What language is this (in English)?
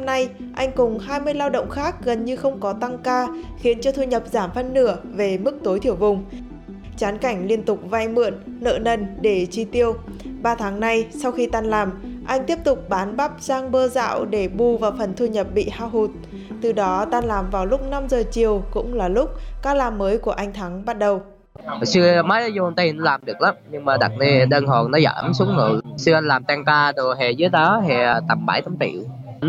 Vietnamese